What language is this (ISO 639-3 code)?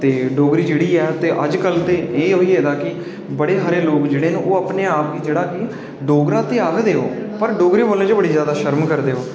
doi